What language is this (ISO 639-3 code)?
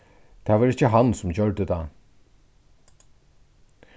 fao